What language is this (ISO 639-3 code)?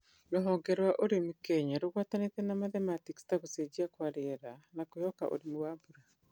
kik